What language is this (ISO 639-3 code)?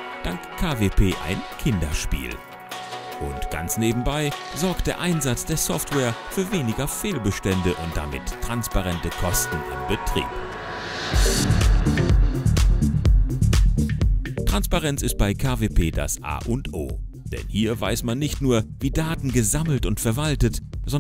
deu